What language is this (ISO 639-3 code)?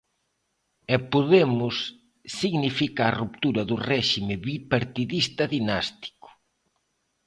glg